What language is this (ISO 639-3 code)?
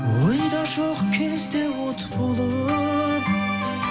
kaz